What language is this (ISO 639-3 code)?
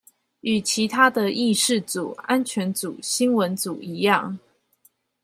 zho